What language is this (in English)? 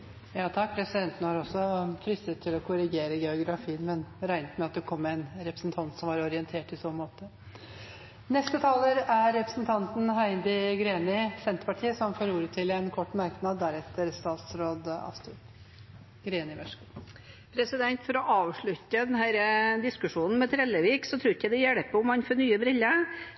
Norwegian Bokmål